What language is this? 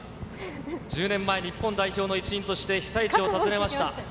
Japanese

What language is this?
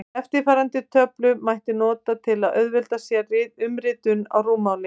Icelandic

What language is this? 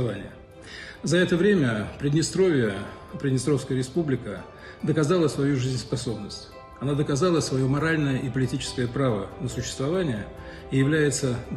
Russian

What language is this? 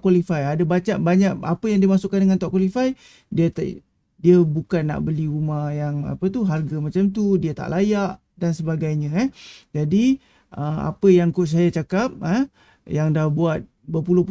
Malay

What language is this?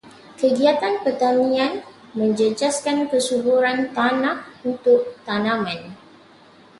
Malay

